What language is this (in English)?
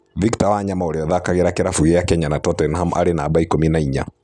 Kikuyu